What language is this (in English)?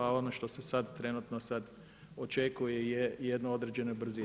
Croatian